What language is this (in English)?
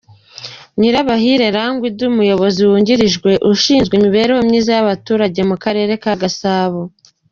Kinyarwanda